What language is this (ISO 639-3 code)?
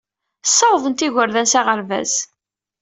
kab